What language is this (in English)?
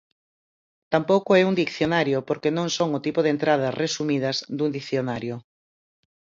Galician